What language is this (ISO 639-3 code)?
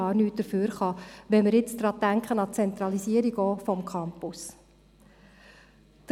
gsw